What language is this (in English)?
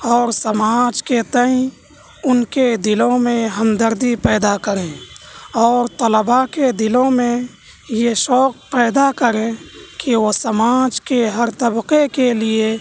Urdu